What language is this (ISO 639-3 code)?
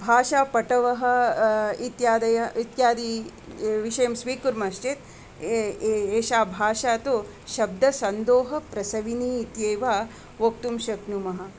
san